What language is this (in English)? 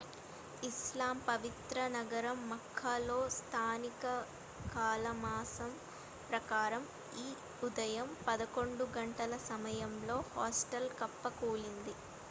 Telugu